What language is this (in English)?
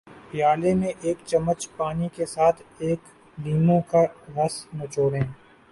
Urdu